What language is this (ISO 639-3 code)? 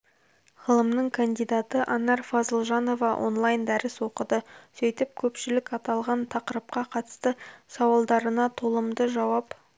kaz